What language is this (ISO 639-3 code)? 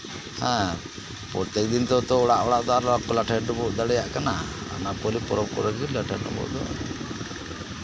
sat